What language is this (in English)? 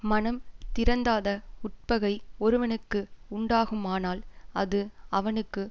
Tamil